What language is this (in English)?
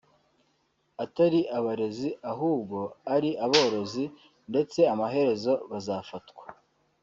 Kinyarwanda